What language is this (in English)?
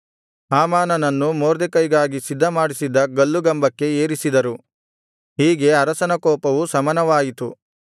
Kannada